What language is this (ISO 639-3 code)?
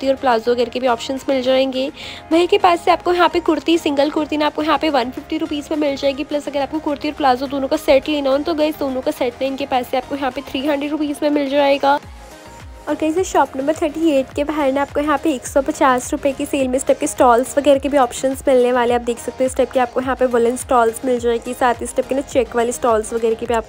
hin